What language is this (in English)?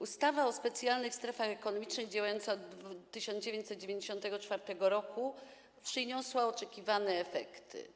Polish